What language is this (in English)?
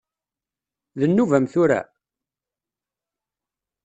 Kabyle